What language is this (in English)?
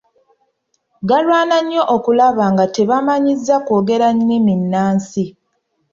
Ganda